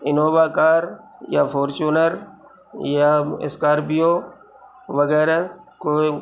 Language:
Urdu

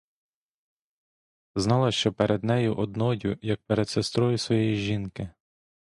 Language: Ukrainian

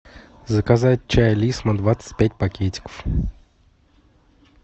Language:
Russian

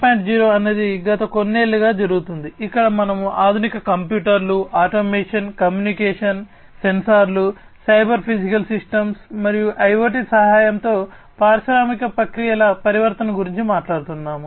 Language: Telugu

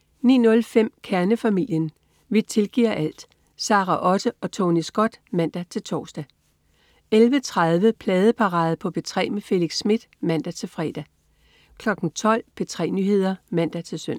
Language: Danish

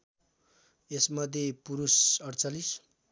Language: Nepali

